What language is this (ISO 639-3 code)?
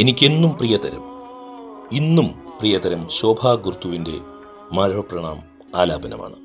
mal